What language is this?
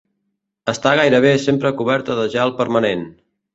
Catalan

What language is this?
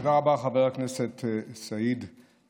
Hebrew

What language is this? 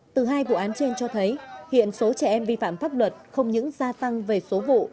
Vietnamese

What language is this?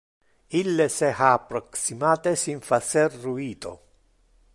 Interlingua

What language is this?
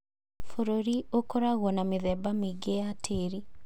Kikuyu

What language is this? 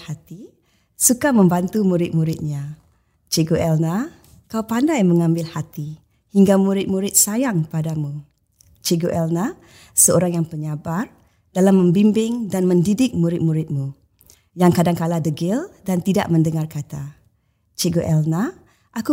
Malay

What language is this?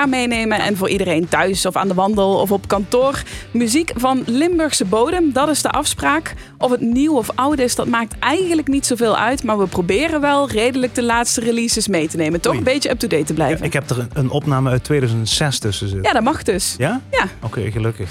Dutch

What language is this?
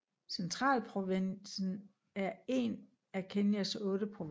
Danish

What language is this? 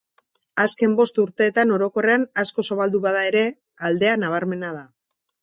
Basque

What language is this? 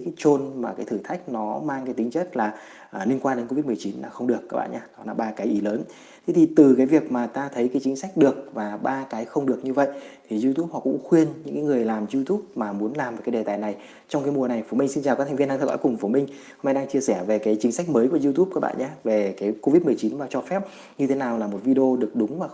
Vietnamese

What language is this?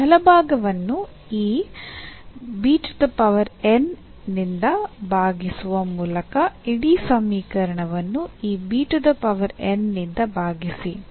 Kannada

